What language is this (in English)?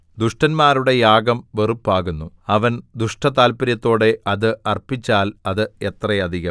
Malayalam